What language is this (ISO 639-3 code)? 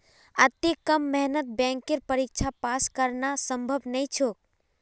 mag